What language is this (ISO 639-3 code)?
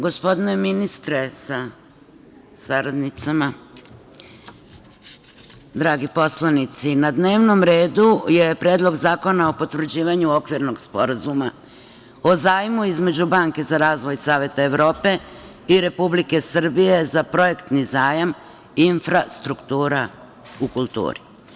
srp